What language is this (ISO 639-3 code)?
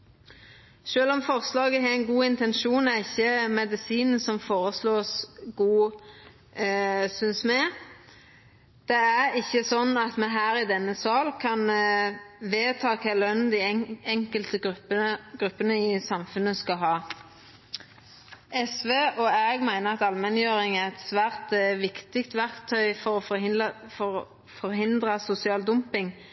nno